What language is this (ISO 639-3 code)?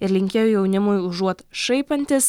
lit